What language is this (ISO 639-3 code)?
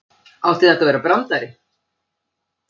isl